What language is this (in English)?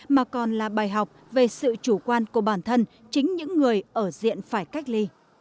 Vietnamese